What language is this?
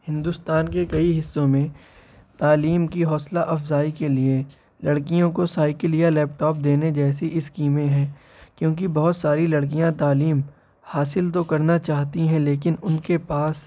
Urdu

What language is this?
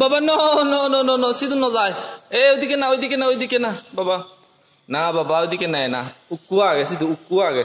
Turkish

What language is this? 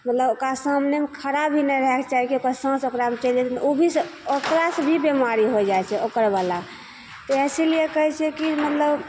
Maithili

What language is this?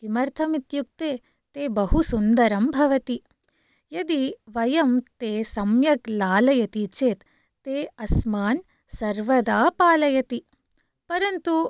Sanskrit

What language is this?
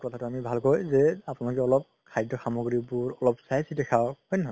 Assamese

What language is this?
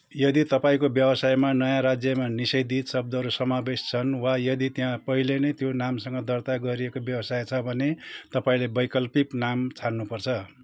Nepali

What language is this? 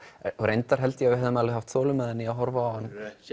Icelandic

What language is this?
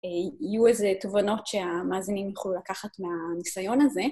Hebrew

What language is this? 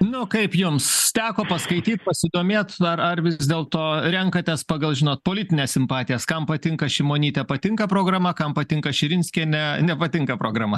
Lithuanian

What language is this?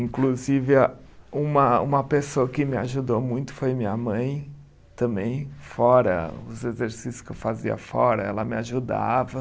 Portuguese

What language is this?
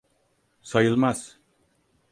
Turkish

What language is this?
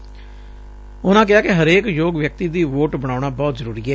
Punjabi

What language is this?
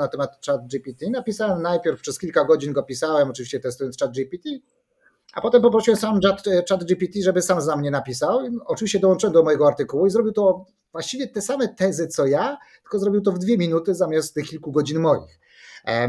Polish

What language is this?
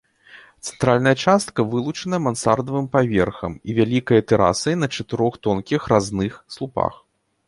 Belarusian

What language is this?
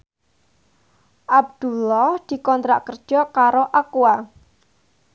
Javanese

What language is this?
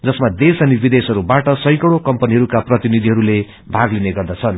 Nepali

